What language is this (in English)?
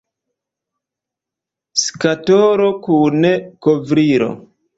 Esperanto